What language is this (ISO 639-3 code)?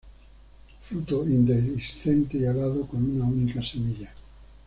spa